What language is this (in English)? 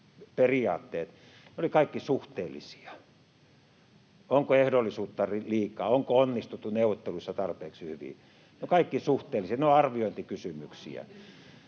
Finnish